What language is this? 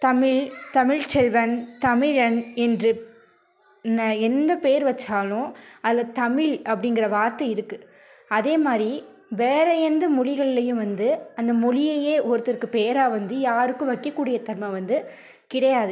Tamil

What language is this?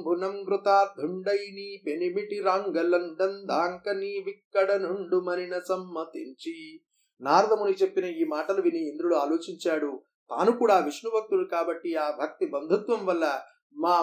Telugu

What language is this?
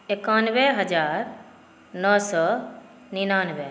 Maithili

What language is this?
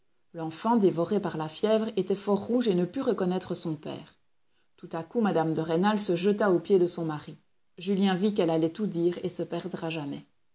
French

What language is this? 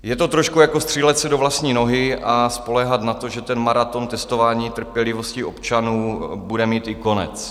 Czech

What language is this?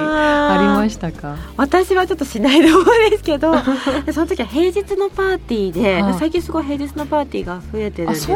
Japanese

